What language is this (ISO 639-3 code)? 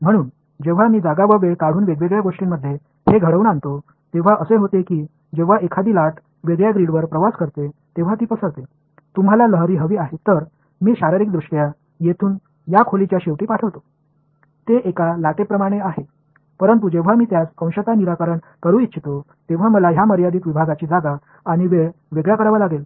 mar